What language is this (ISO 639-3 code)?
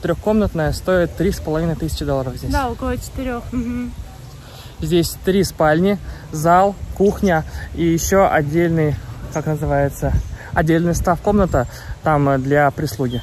rus